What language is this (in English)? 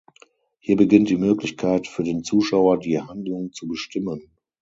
German